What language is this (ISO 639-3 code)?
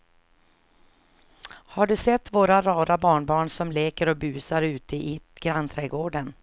swe